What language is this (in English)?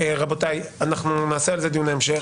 Hebrew